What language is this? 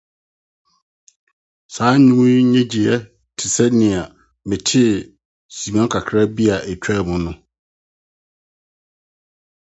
Akan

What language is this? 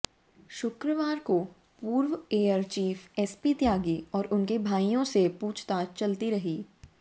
Hindi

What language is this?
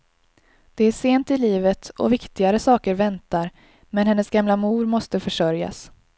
Swedish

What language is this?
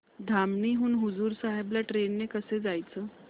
Marathi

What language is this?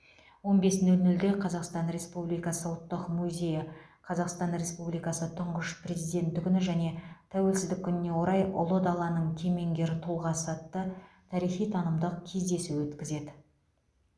Kazakh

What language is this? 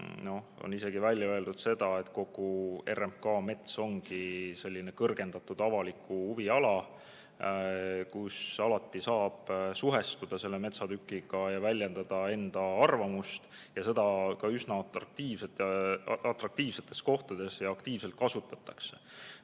Estonian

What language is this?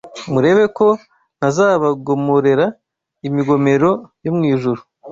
Kinyarwanda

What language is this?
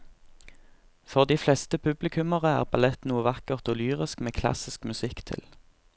Norwegian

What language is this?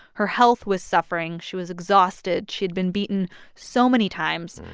English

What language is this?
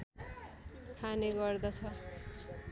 Nepali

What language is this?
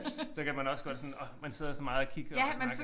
Danish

